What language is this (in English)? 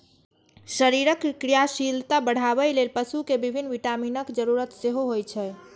Maithili